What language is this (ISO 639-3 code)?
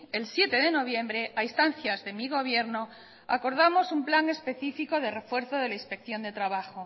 spa